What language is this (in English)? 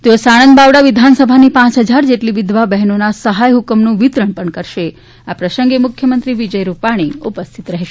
Gujarati